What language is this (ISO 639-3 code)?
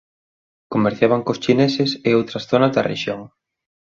glg